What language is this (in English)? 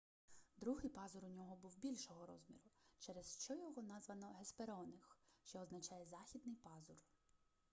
Ukrainian